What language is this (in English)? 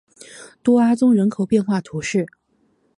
Chinese